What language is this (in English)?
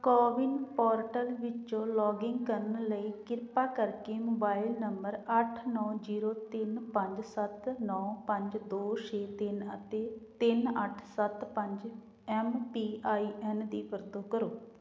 Punjabi